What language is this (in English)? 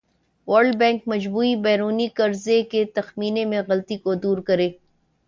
Urdu